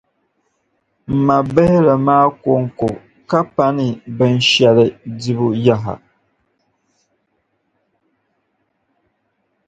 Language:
Dagbani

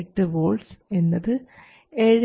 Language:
Malayalam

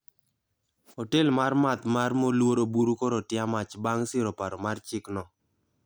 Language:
Luo (Kenya and Tanzania)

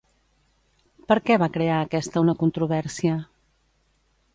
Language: Catalan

